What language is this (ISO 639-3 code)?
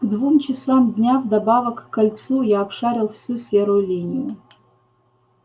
rus